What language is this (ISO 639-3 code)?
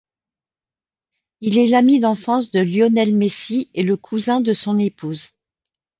fra